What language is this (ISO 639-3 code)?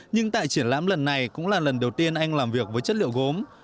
vie